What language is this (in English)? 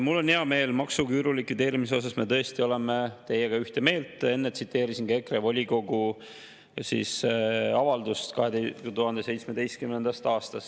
Estonian